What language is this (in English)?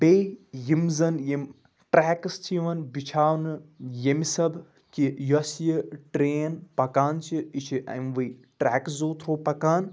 Kashmiri